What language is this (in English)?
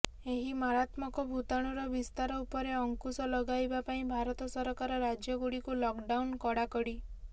Odia